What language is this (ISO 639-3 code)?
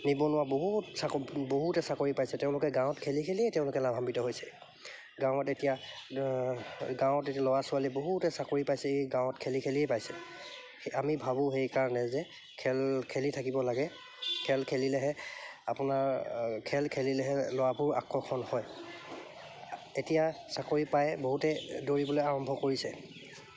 asm